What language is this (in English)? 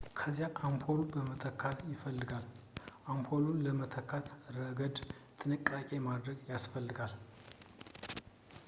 Amharic